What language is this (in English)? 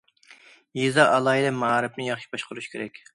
Uyghur